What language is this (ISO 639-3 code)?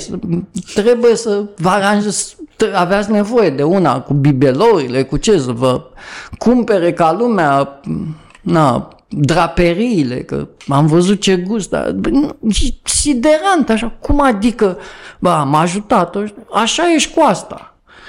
ron